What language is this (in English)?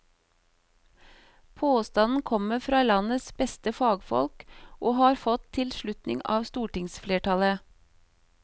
Norwegian